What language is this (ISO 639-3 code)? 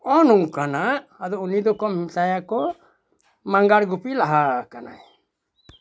sat